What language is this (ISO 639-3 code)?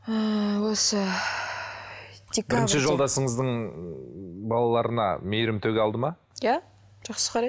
kaz